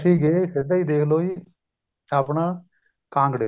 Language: Punjabi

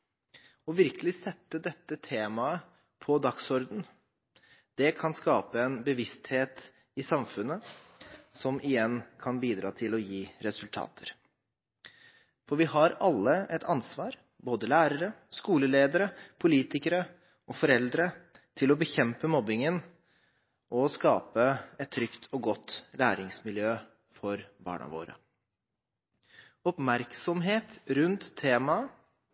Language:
Norwegian Bokmål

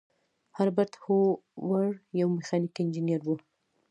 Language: Pashto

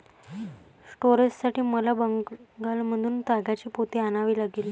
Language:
Marathi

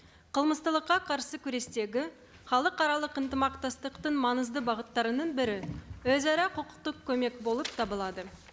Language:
Kazakh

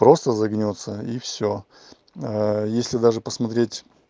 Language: Russian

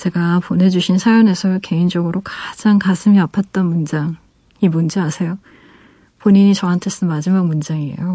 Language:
Korean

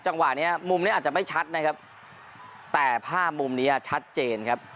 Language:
Thai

